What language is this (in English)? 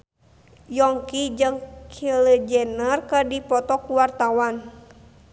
Sundanese